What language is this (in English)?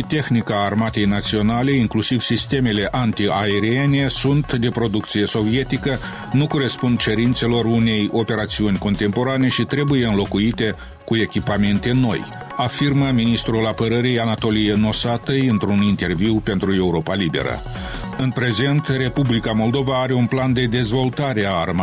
Romanian